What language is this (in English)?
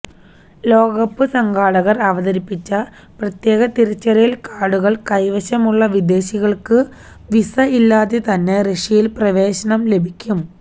Malayalam